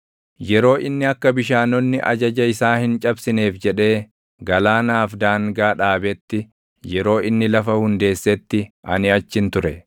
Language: Oromo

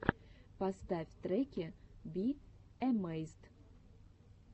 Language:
Russian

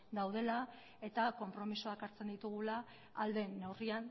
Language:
Basque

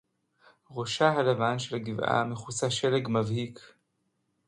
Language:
Hebrew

